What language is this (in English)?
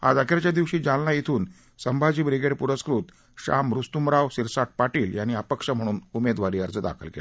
Marathi